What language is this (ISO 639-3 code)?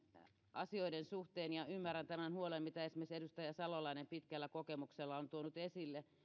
fin